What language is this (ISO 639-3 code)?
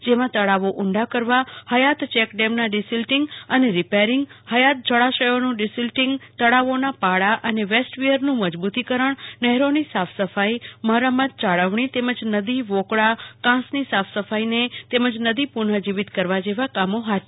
guj